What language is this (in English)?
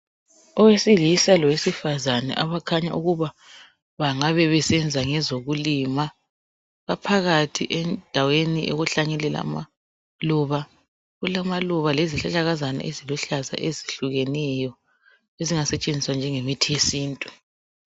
North Ndebele